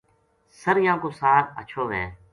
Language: Gujari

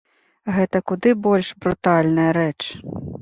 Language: Belarusian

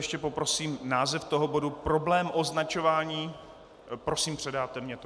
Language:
Czech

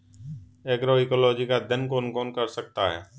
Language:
Hindi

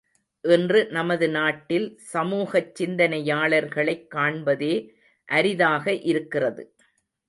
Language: Tamil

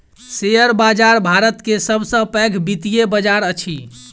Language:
Maithili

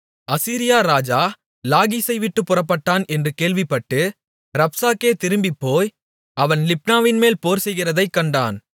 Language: Tamil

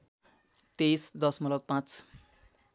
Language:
Nepali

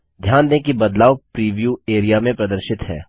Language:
Hindi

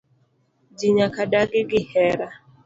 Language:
Luo (Kenya and Tanzania)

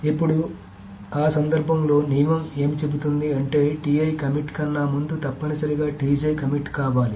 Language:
Telugu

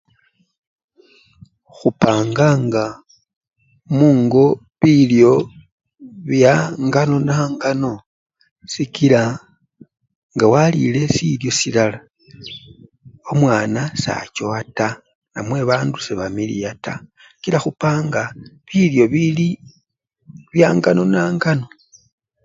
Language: Luyia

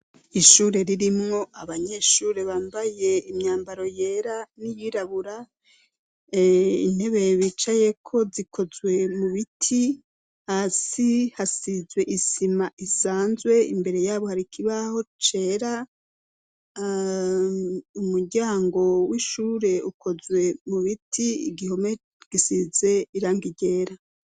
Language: Rundi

